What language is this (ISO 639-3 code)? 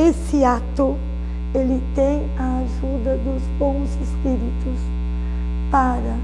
por